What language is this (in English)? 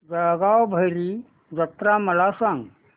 Marathi